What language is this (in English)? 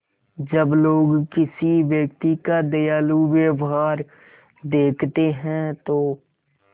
Hindi